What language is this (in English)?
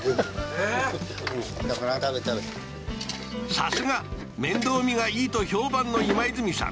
Japanese